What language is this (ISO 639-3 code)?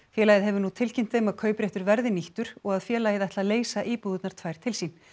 isl